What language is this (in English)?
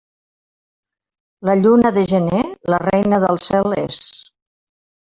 Catalan